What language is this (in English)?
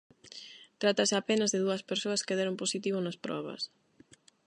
Galician